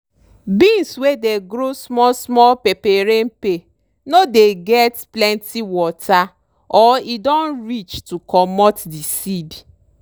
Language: Nigerian Pidgin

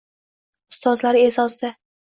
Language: Uzbek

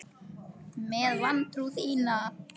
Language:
Icelandic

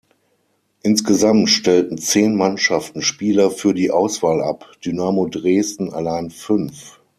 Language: German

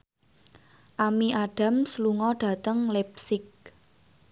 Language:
Javanese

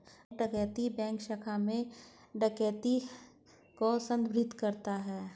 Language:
Hindi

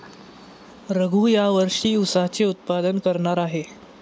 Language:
Marathi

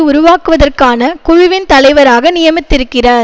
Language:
Tamil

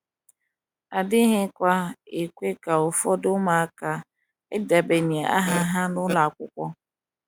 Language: Igbo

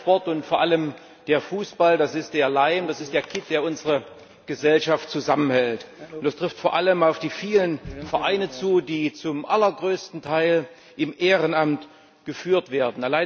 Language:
German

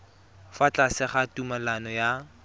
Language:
Tswana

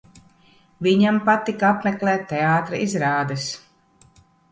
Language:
Latvian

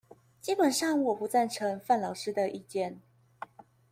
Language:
Chinese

